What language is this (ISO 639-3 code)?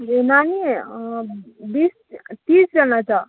nep